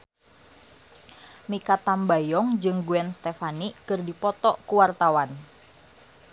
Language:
Sundanese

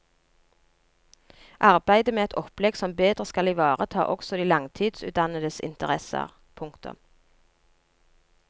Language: Norwegian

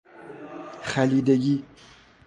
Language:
Persian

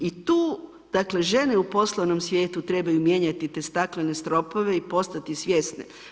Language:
Croatian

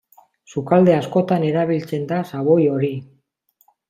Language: Basque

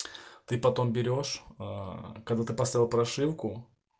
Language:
Russian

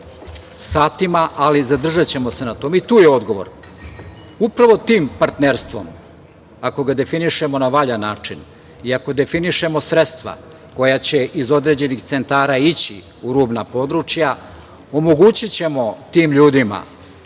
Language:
Serbian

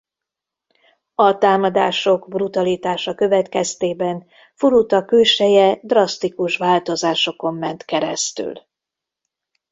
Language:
Hungarian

